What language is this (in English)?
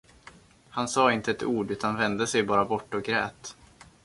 Swedish